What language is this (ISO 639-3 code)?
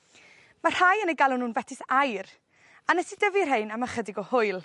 cym